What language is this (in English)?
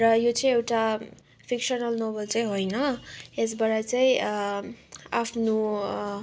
Nepali